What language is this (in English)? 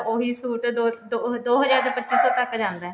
Punjabi